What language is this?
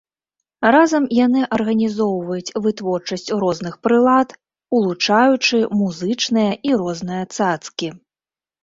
Belarusian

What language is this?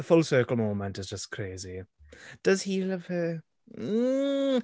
Welsh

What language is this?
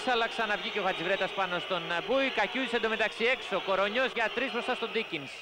Greek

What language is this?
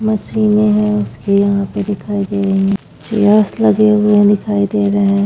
Hindi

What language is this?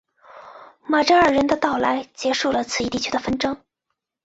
Chinese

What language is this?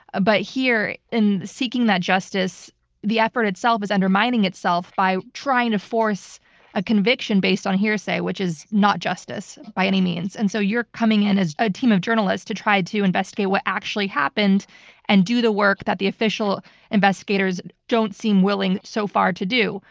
English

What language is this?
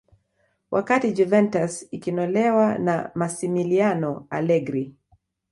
Swahili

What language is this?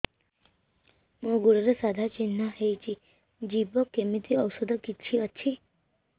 Odia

